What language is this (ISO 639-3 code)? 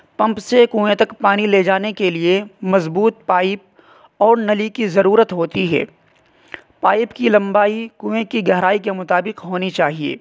urd